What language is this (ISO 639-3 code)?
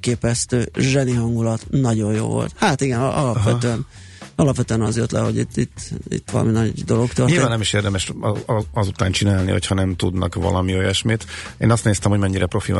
hun